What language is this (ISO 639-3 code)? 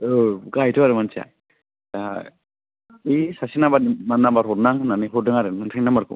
brx